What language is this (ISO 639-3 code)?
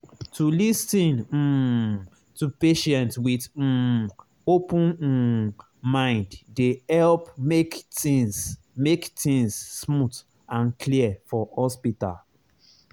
pcm